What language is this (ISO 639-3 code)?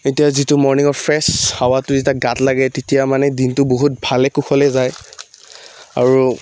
asm